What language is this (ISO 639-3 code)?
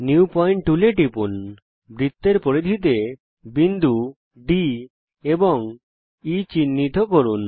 ben